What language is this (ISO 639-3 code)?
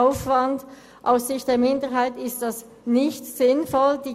gsw